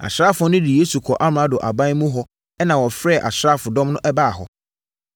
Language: Akan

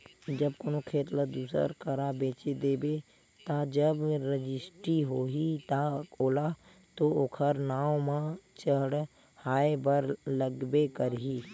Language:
Chhattisgarhi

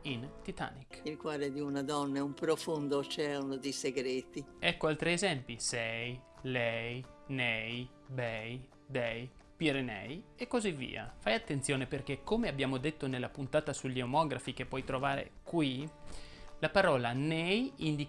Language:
Italian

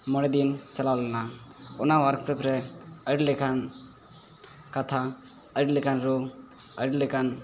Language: Santali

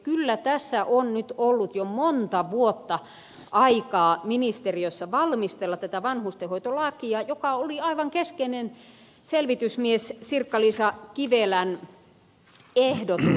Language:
Finnish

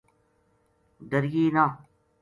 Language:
Gujari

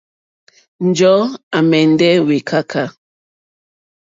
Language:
Mokpwe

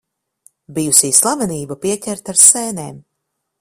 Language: Latvian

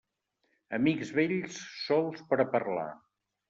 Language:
Catalan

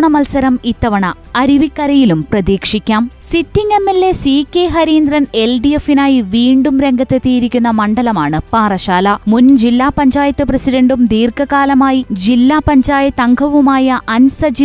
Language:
Malayalam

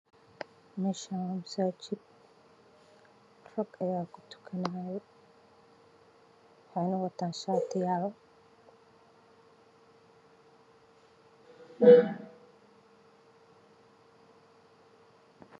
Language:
Somali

